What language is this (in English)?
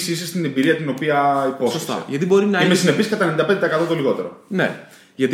Greek